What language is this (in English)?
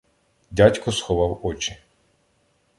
Ukrainian